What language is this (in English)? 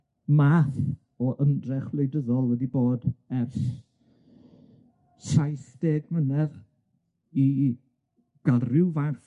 Welsh